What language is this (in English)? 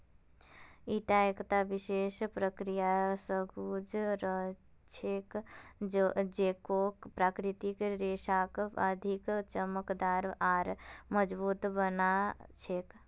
Magahi